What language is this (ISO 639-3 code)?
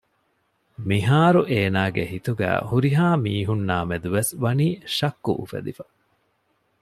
div